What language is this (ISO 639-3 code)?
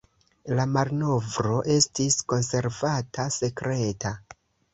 epo